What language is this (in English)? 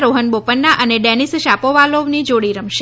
Gujarati